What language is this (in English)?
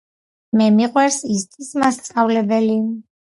Georgian